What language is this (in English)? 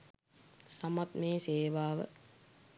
Sinhala